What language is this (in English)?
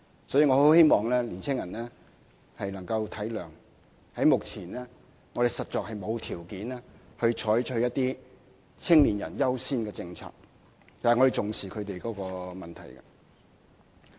Cantonese